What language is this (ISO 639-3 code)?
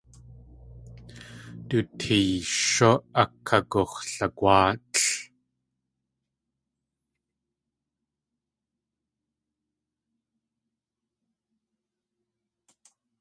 tli